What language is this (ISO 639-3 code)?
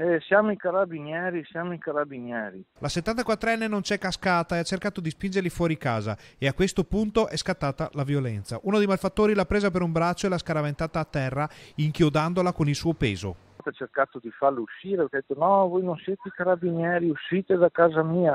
ita